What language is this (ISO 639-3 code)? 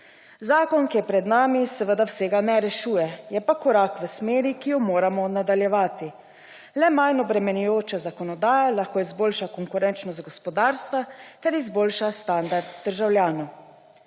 slv